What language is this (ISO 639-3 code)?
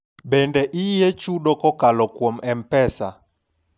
luo